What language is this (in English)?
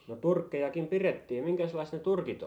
Finnish